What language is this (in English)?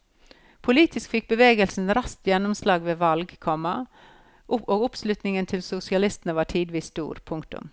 Norwegian